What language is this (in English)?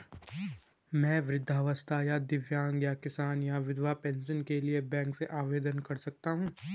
Hindi